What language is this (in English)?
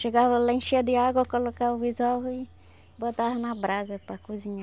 Portuguese